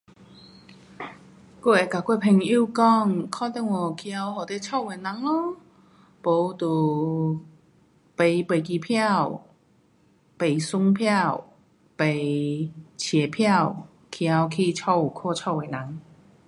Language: Pu-Xian Chinese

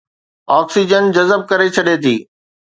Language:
Sindhi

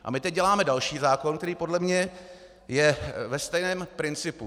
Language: Czech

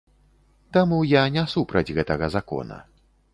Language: Belarusian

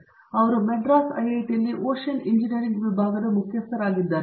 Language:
Kannada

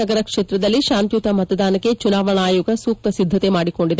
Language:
Kannada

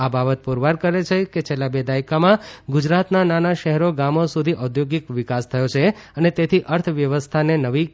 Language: Gujarati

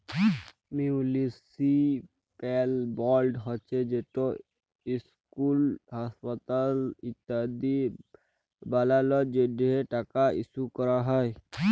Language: Bangla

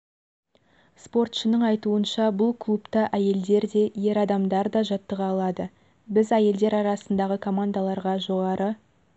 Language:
Kazakh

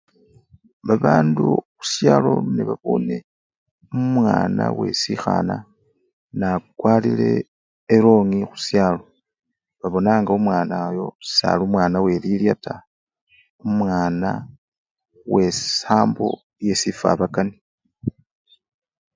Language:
Luyia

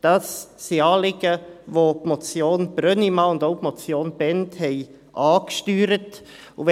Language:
Swiss German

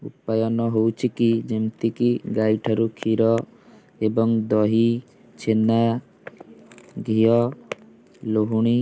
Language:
Odia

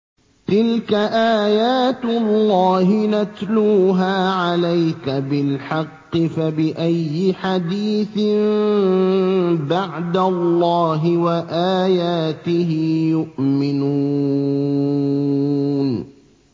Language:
Arabic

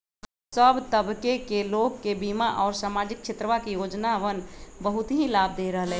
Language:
Magahi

